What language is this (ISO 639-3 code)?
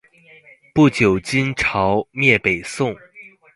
zho